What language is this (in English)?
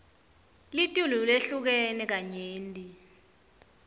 Swati